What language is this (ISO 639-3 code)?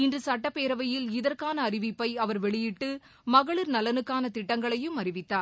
tam